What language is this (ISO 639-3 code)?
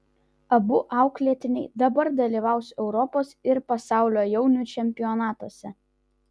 lit